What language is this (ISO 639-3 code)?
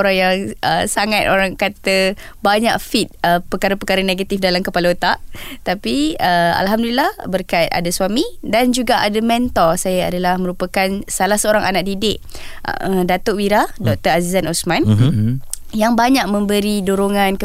msa